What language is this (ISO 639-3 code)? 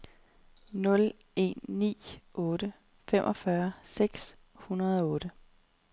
dan